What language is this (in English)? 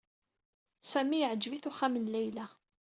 Kabyle